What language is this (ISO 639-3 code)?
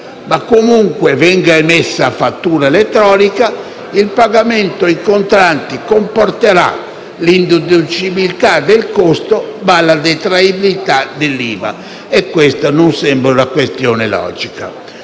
ita